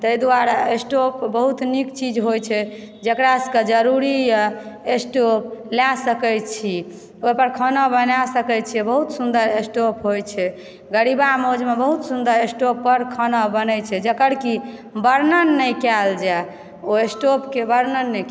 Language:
Maithili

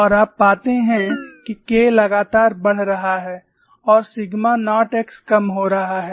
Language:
Hindi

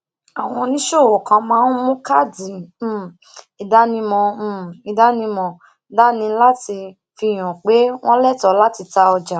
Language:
Yoruba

